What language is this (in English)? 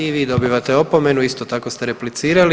Croatian